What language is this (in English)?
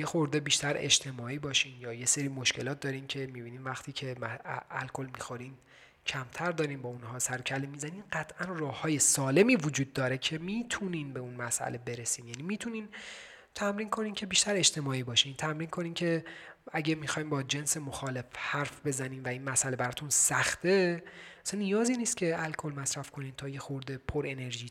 Persian